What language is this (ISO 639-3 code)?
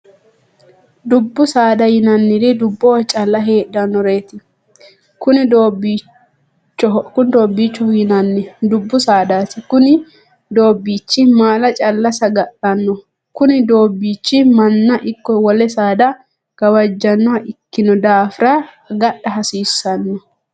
sid